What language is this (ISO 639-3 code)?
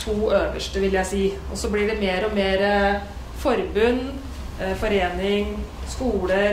dan